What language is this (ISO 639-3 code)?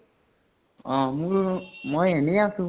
asm